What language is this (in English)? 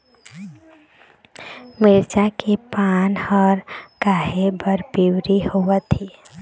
Chhattisgarhi